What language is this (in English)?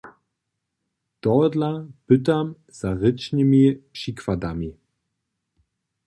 Upper Sorbian